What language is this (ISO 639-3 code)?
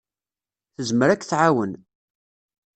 kab